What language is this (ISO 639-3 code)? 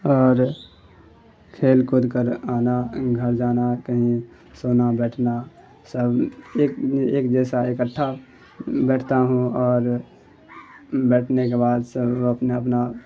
urd